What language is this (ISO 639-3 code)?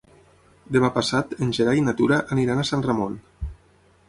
cat